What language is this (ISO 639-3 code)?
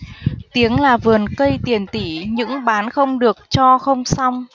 vie